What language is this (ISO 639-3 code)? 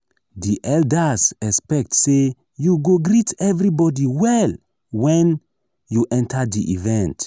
pcm